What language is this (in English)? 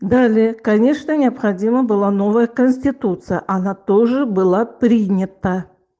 Russian